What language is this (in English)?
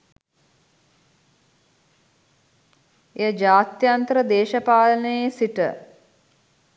Sinhala